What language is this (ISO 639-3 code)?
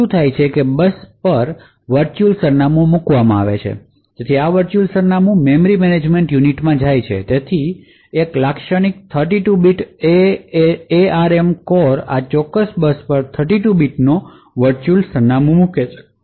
guj